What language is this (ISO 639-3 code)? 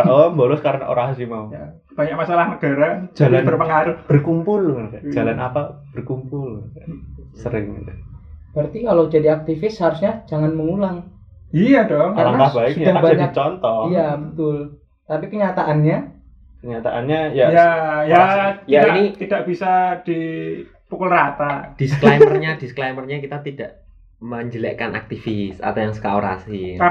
ind